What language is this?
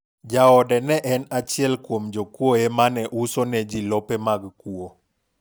Luo (Kenya and Tanzania)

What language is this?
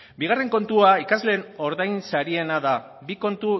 Basque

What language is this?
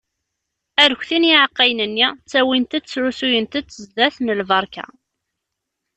Kabyle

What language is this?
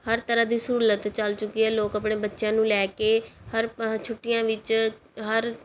Punjabi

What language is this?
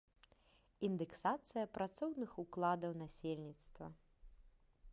Belarusian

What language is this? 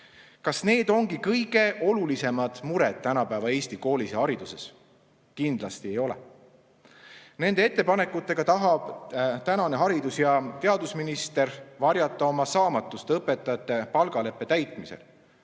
Estonian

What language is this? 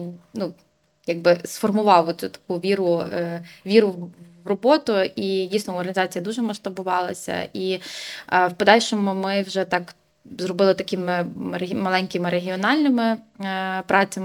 Ukrainian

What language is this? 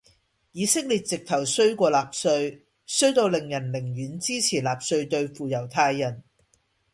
Cantonese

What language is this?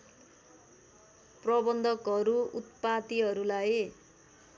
Nepali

